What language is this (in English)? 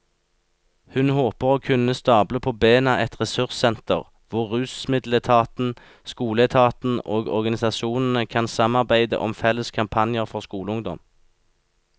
Norwegian